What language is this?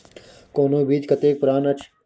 Maithili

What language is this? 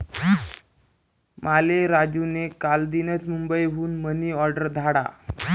Marathi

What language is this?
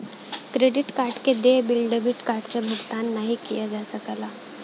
Bhojpuri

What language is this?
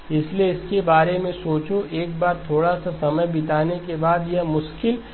Hindi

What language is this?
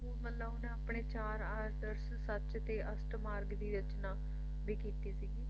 Punjabi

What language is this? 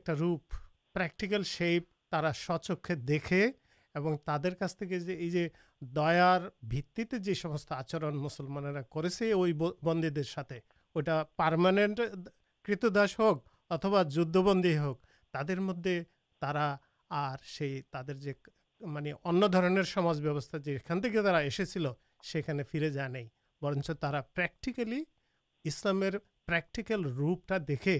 Urdu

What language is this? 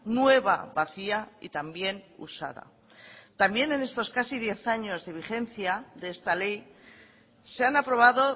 Spanish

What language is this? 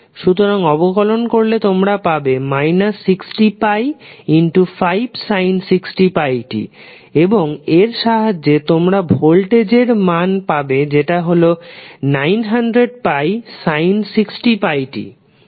Bangla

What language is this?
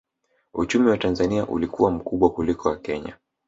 Swahili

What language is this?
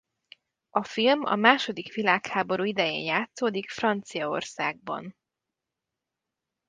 Hungarian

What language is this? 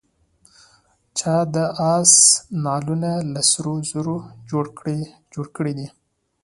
Pashto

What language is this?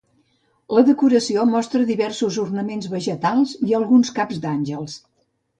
Catalan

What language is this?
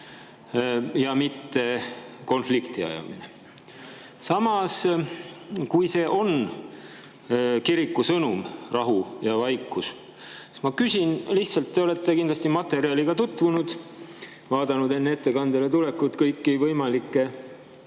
Estonian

